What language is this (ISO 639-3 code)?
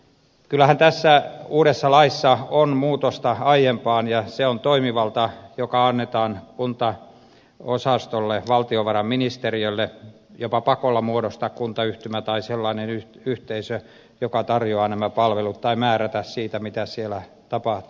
fin